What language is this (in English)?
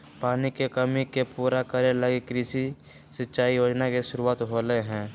Magahi